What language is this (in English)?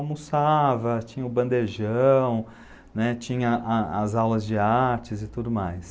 Portuguese